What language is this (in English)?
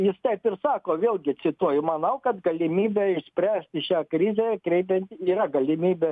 Lithuanian